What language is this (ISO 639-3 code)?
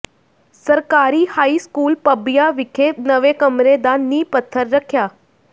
pan